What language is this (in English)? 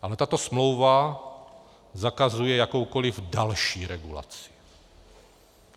Czech